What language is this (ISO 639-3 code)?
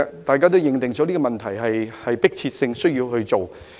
yue